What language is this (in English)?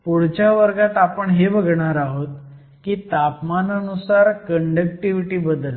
Marathi